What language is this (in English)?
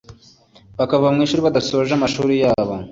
Kinyarwanda